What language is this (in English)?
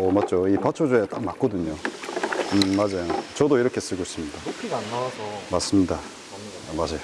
Korean